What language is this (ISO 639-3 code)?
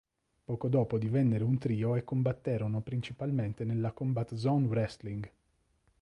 ita